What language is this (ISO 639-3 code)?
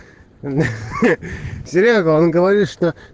rus